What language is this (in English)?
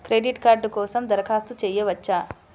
Telugu